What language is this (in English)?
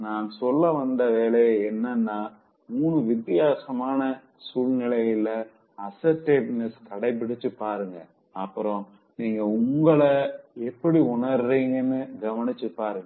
Tamil